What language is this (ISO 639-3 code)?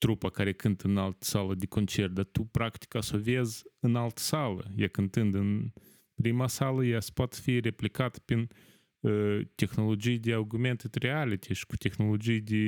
ron